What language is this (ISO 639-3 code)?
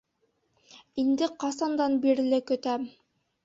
bak